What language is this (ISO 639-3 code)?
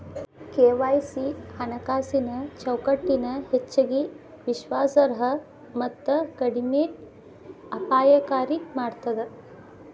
kan